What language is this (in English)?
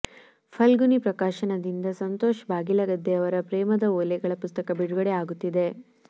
Kannada